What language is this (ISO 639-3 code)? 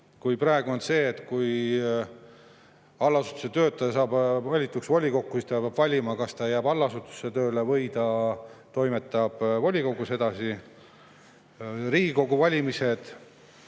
est